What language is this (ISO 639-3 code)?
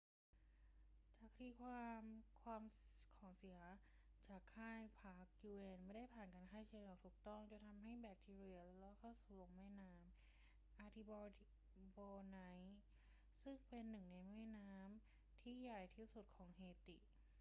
tha